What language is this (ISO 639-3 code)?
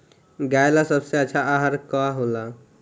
bho